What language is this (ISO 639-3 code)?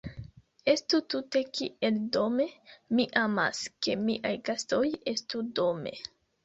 epo